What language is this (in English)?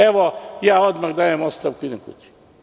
Serbian